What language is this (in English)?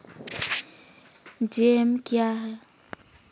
Maithili